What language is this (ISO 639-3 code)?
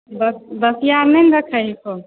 mai